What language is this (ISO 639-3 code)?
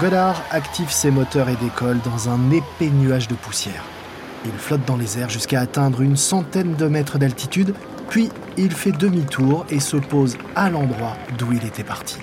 fra